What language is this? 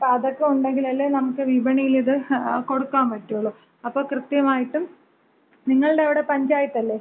Malayalam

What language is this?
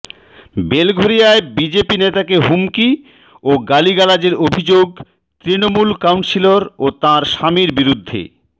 Bangla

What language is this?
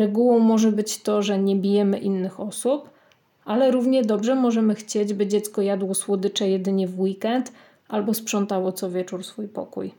Polish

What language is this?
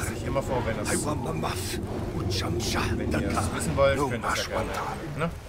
German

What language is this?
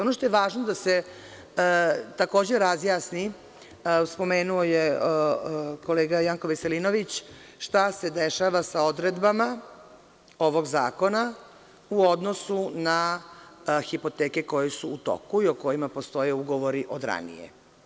Serbian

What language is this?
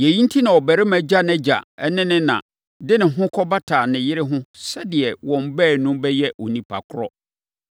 Akan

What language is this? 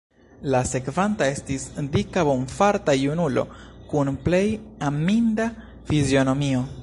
Esperanto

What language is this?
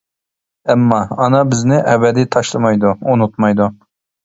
Uyghur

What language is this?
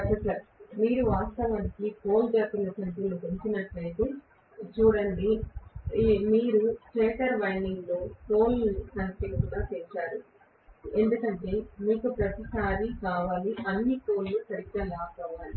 Telugu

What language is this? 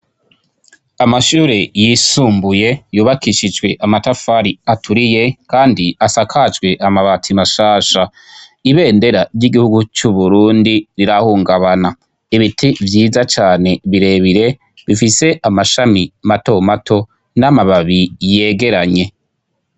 Rundi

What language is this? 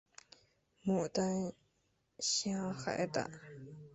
Chinese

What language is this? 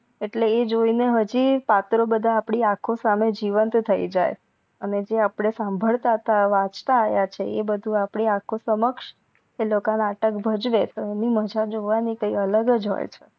Gujarati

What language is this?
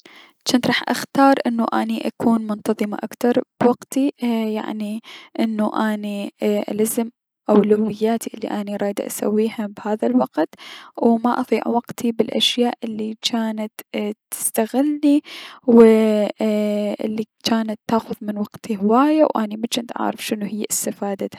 Mesopotamian Arabic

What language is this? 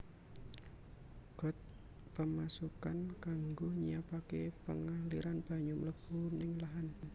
Javanese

